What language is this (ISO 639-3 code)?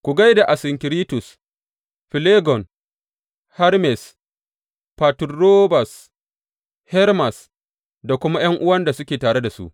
hau